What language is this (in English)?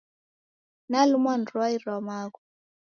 Taita